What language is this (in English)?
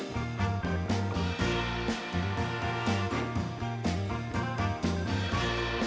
Thai